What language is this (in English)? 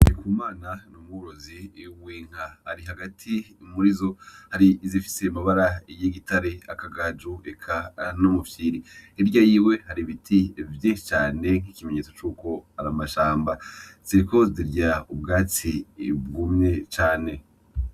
Rundi